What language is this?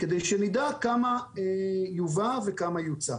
Hebrew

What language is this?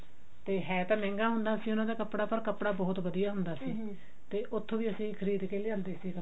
Punjabi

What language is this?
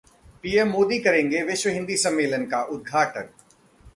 Hindi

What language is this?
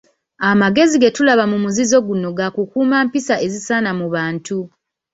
Ganda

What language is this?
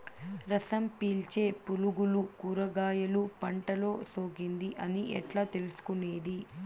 Telugu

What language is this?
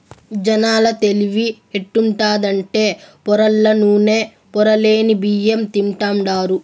Telugu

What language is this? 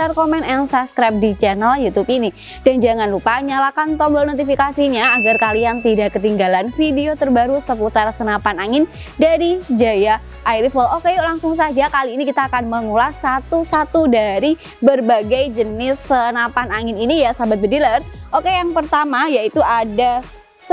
Indonesian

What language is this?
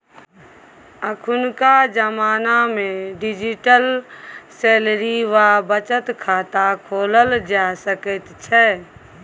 Maithili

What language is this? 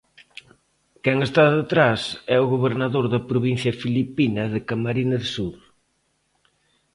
Galician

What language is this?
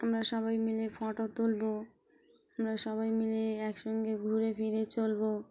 Bangla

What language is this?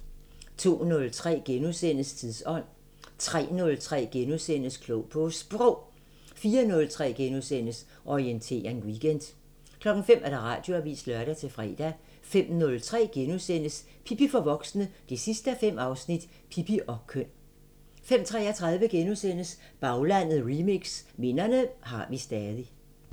Danish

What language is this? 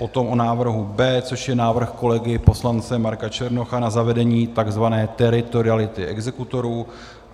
Czech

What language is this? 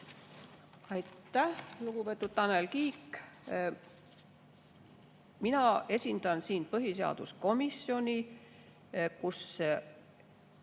Estonian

